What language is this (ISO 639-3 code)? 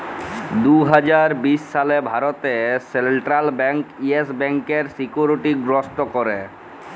ben